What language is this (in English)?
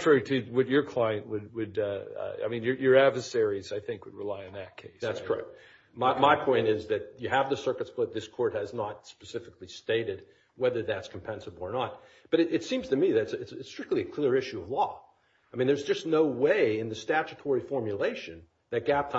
English